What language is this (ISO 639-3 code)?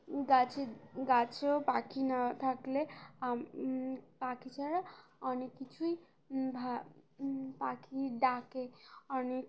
ben